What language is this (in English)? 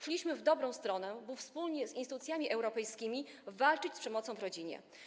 Polish